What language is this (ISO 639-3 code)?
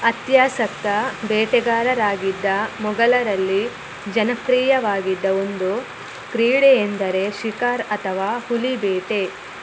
kan